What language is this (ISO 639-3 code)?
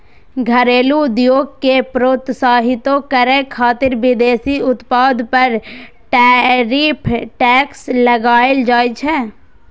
mai